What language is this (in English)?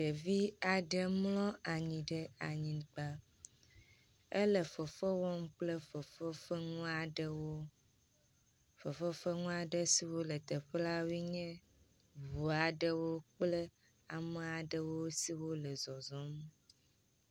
Ewe